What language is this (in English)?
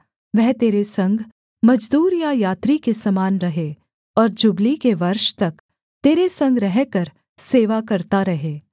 Hindi